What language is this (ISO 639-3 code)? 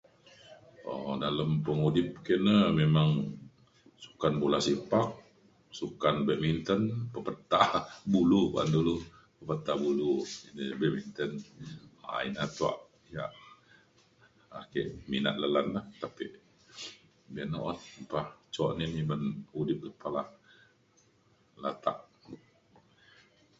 xkl